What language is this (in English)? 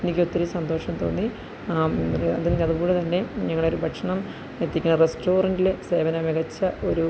Malayalam